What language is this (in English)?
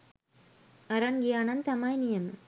Sinhala